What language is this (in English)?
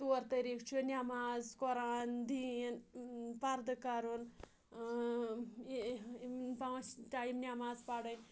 Kashmiri